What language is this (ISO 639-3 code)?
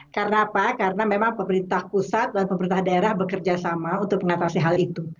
ind